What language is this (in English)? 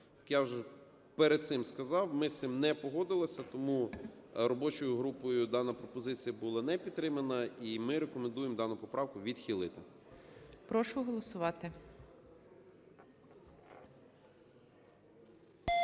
Ukrainian